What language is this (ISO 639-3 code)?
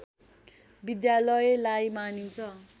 nep